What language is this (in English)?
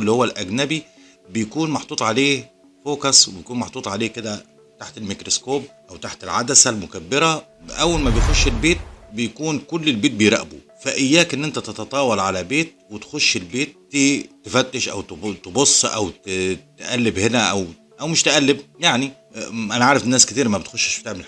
Arabic